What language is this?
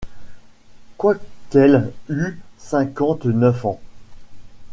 French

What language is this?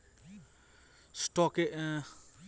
Bangla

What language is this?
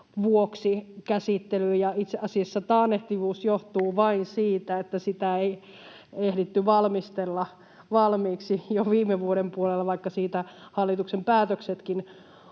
Finnish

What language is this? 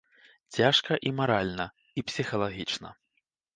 Belarusian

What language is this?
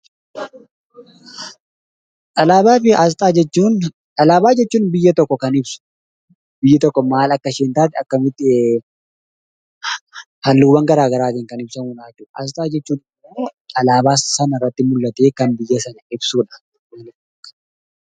Oromo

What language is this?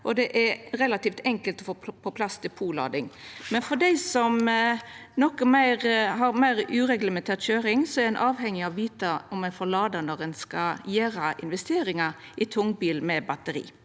Norwegian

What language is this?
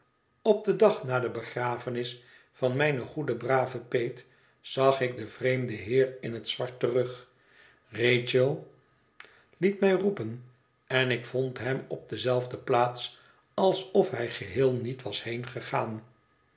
Dutch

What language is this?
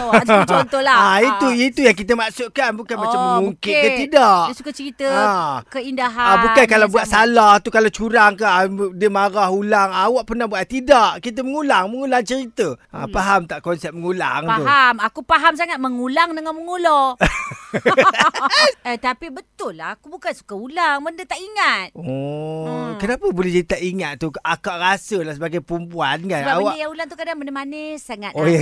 Malay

